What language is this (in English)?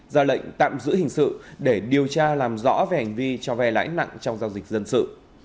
Vietnamese